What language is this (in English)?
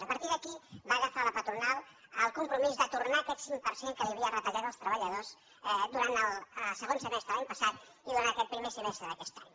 Catalan